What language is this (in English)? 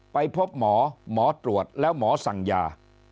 Thai